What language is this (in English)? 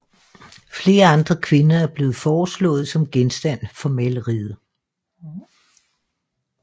Danish